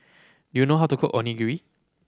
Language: English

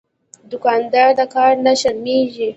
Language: Pashto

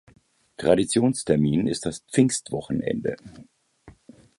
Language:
German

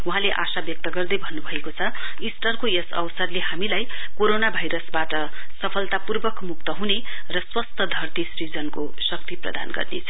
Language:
Nepali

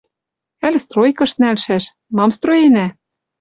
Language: Western Mari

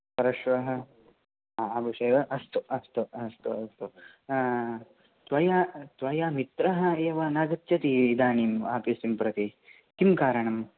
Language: Sanskrit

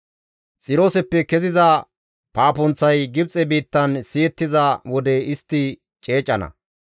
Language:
Gamo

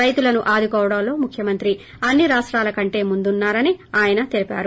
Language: Telugu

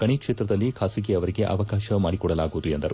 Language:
Kannada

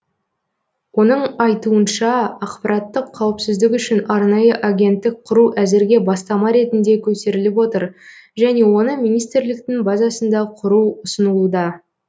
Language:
Kazakh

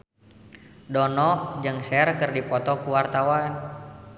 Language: Sundanese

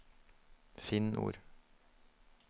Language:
Norwegian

